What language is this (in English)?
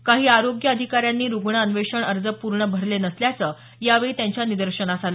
Marathi